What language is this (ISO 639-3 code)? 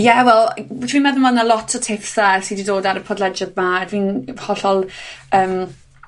cym